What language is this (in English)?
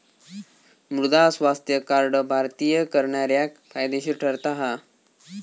Marathi